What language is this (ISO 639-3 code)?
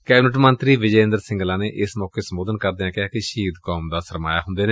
pan